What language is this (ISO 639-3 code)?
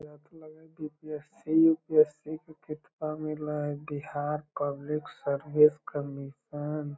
mag